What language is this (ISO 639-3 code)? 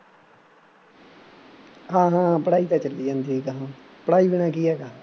pan